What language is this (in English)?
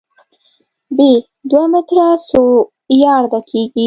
Pashto